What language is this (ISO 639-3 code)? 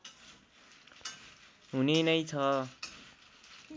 nep